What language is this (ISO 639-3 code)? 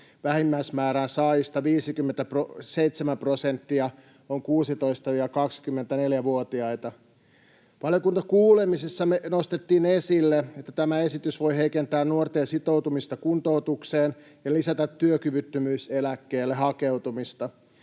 fin